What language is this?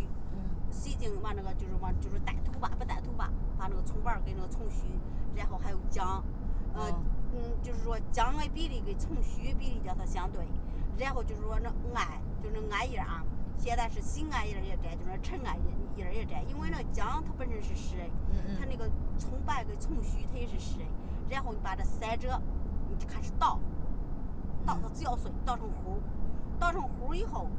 Chinese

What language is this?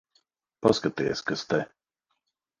Latvian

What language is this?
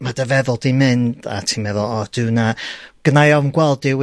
Welsh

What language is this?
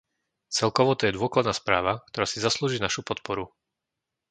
Slovak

